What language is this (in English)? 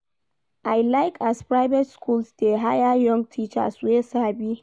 Nigerian Pidgin